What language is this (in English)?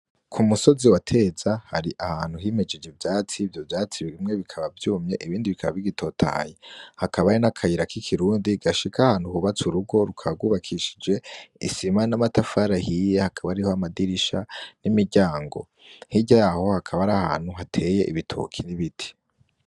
Rundi